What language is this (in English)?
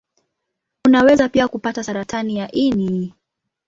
Swahili